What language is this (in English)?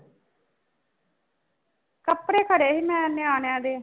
Punjabi